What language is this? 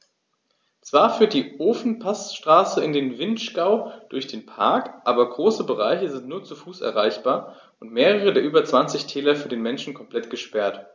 German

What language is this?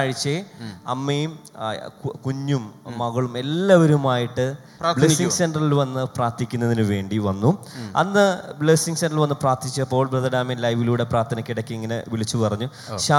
Malayalam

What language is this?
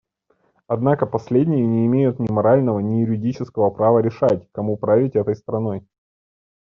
Russian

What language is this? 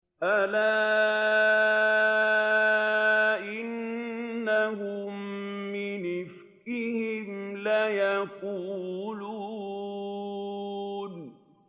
Arabic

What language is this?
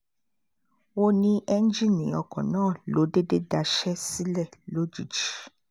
Yoruba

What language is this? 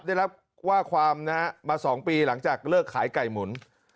Thai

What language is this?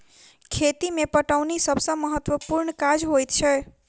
Maithili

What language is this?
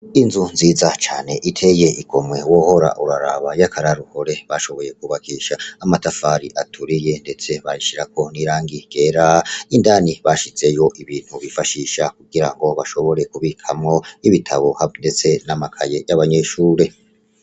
Rundi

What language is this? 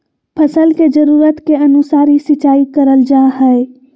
Magahi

